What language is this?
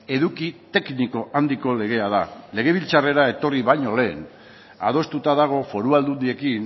Basque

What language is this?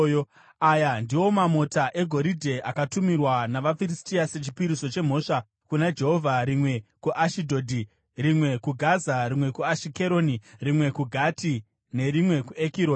Shona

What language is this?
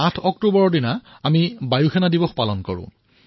Assamese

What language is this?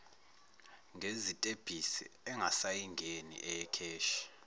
Zulu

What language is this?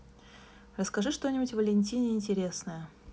Russian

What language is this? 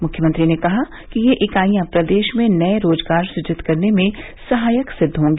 Hindi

